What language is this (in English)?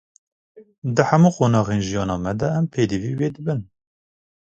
Kurdish